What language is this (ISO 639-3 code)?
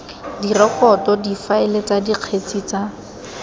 tsn